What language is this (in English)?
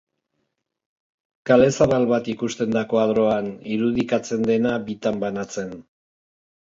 Basque